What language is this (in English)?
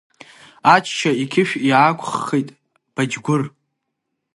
Abkhazian